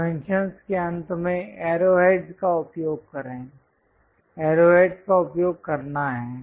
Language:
Hindi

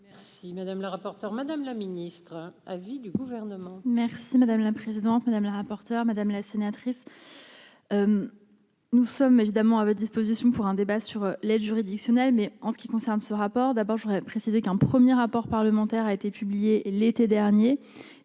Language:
French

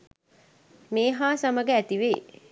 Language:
Sinhala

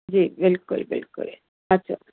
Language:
Sindhi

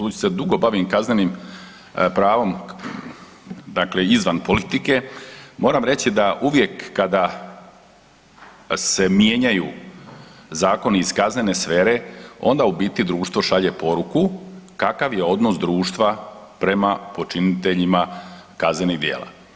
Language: Croatian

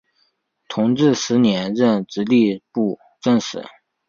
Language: Chinese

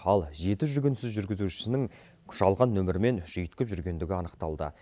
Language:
Kazakh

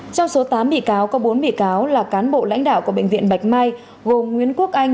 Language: Vietnamese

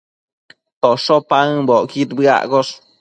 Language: Matsés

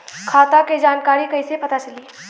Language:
Bhojpuri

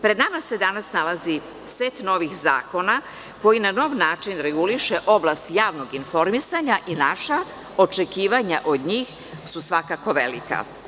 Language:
Serbian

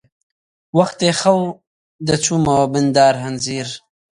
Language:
Central Kurdish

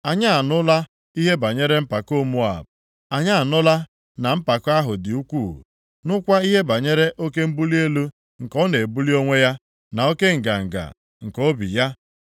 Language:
Igbo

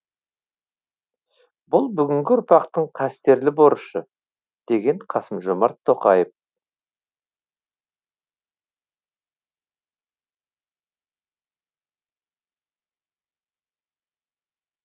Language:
Kazakh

